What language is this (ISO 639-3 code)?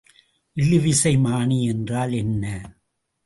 tam